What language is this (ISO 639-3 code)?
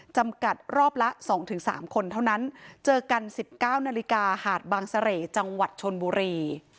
tha